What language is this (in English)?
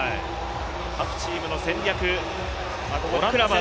Japanese